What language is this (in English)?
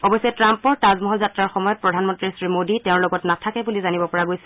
Assamese